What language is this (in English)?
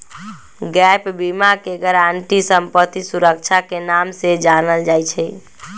Magahi